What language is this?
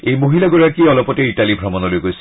Assamese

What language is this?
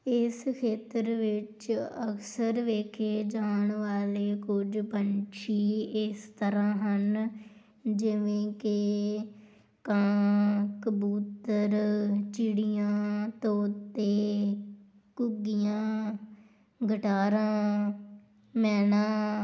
Punjabi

